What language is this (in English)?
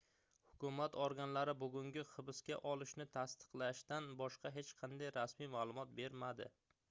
Uzbek